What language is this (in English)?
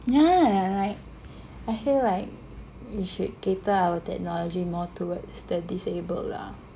English